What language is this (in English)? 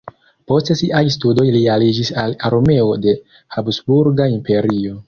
Esperanto